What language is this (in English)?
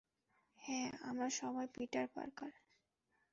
Bangla